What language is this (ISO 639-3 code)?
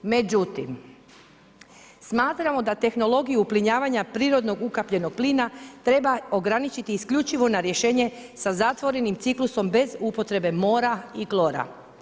hrv